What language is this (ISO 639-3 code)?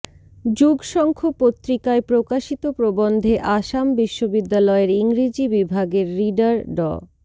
ben